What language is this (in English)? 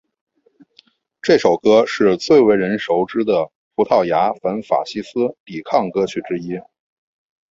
Chinese